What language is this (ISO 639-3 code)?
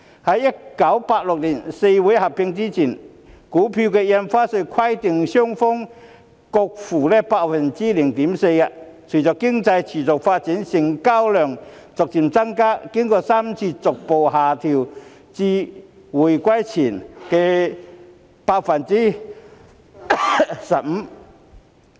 yue